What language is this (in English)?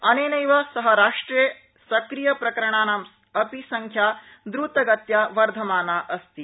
Sanskrit